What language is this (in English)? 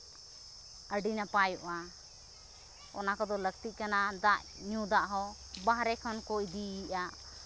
Santali